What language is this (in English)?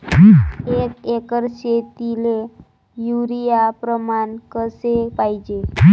Marathi